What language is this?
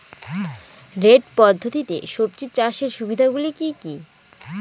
Bangla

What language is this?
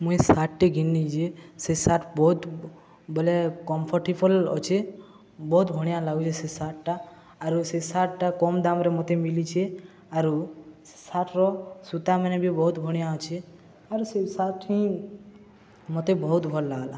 Odia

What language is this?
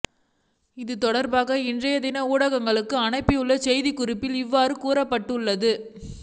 Tamil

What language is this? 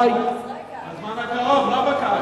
Hebrew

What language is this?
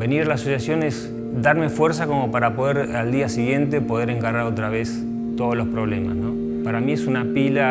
Spanish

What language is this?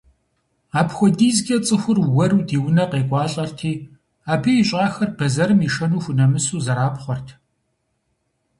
Kabardian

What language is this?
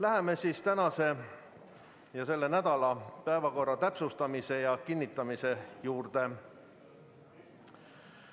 Estonian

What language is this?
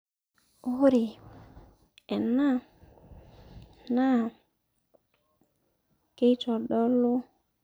Masai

